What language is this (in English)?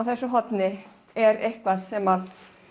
Icelandic